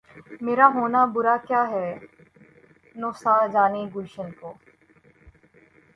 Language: Urdu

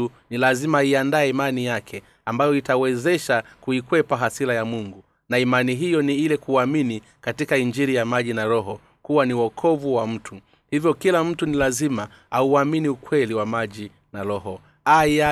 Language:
Swahili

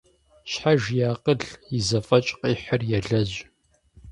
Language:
Kabardian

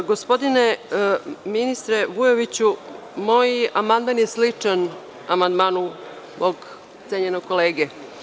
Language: Serbian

